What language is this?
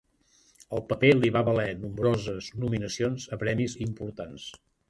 Catalan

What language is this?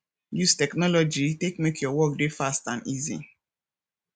Nigerian Pidgin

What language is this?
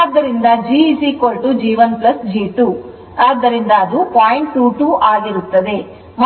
Kannada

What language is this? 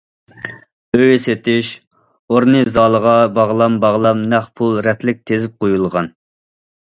Uyghur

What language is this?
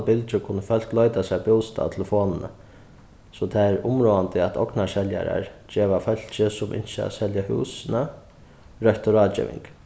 Faroese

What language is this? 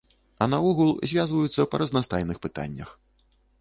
Belarusian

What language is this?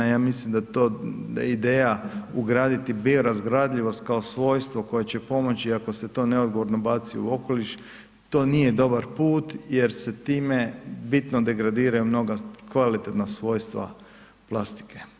Croatian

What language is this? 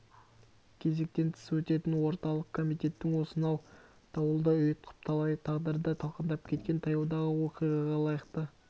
Kazakh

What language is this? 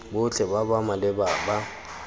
Tswana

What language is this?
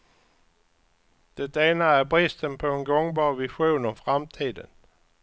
Swedish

